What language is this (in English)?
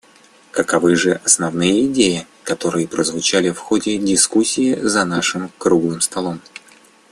Russian